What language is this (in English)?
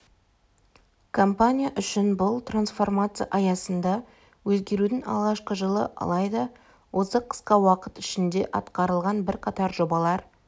Kazakh